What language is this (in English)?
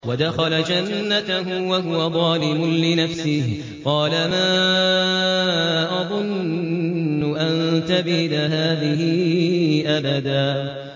Arabic